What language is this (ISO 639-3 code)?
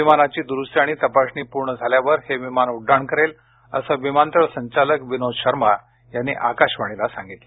mar